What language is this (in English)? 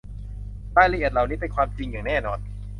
Thai